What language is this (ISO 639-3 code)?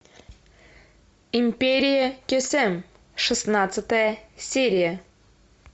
rus